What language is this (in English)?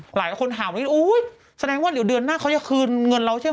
Thai